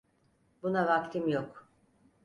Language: Turkish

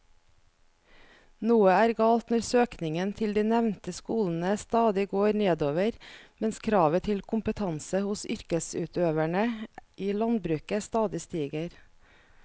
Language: Norwegian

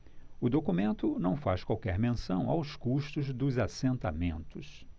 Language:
Portuguese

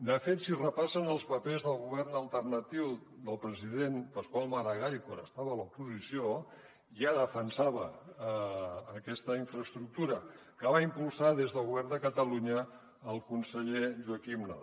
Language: Catalan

